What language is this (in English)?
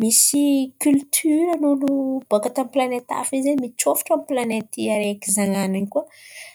Antankarana Malagasy